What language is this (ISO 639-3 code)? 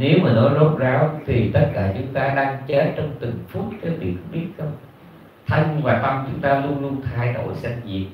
vie